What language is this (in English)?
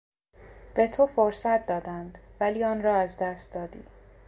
Persian